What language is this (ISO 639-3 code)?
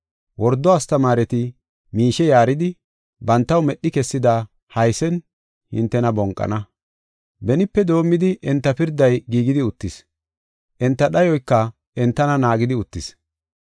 gof